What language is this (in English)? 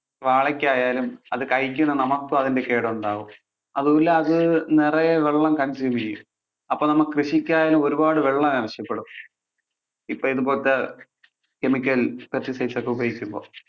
Malayalam